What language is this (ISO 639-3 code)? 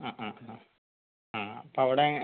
mal